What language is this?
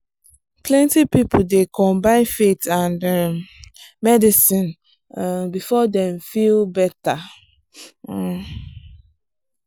Nigerian Pidgin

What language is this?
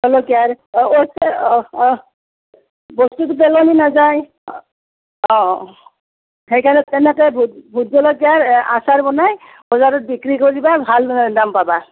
Assamese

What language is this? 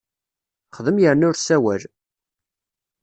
Kabyle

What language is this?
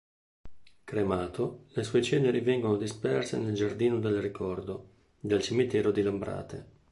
Italian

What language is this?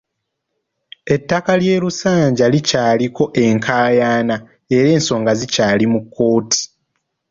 Ganda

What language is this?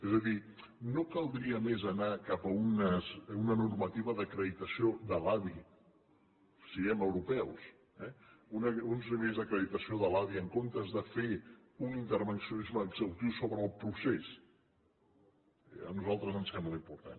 Catalan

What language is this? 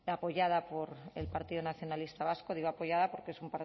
Spanish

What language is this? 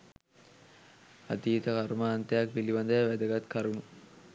Sinhala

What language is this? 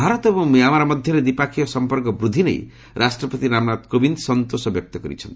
Odia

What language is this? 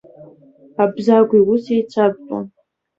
Abkhazian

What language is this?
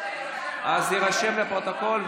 Hebrew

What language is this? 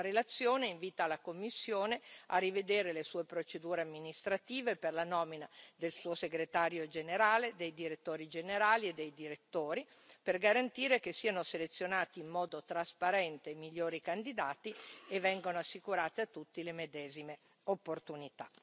Italian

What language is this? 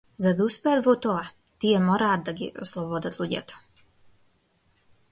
Macedonian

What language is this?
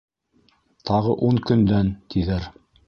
Bashkir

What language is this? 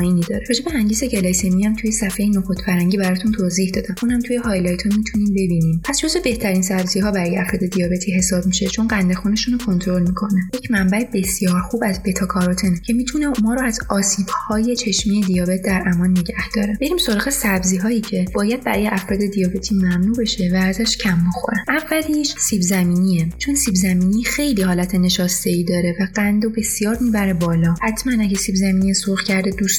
Persian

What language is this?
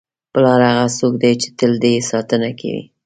Pashto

